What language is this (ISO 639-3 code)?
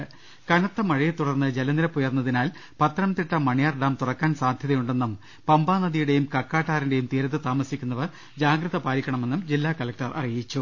mal